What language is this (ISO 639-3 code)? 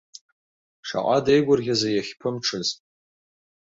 abk